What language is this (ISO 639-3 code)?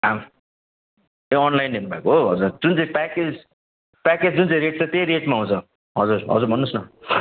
nep